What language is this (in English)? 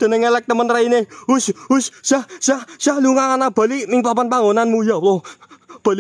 Indonesian